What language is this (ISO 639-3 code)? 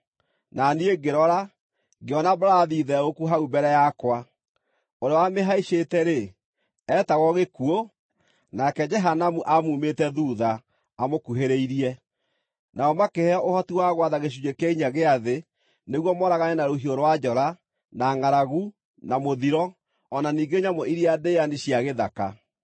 kik